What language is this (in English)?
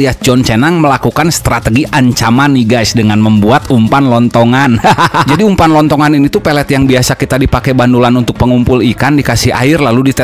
Indonesian